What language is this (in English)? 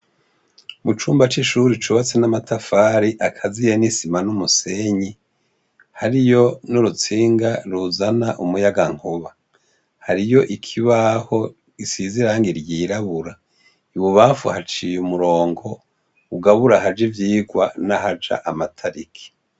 Rundi